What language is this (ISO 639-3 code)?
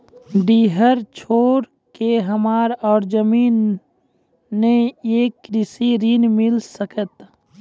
mai